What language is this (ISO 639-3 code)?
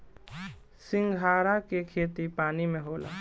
bho